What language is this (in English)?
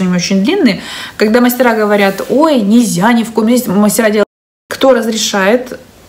Russian